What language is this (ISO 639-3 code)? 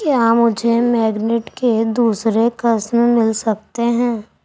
urd